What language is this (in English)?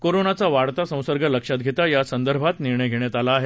Marathi